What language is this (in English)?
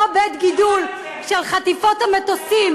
Hebrew